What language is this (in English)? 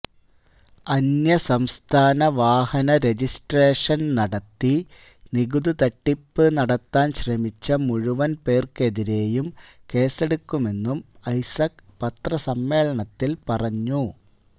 Malayalam